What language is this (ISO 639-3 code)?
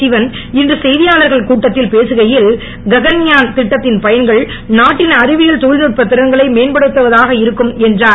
tam